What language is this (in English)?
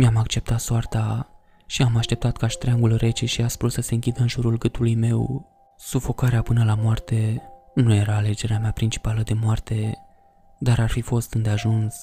Romanian